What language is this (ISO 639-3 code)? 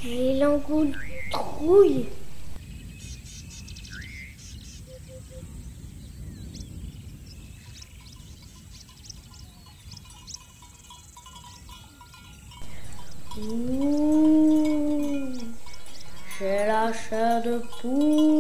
fra